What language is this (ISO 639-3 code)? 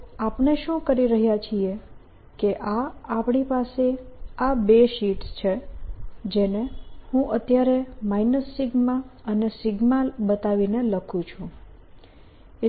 guj